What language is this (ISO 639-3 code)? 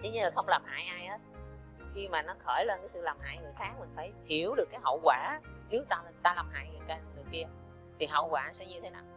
vie